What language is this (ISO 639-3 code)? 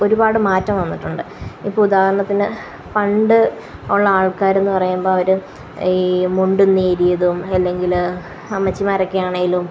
mal